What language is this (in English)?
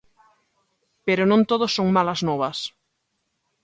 Galician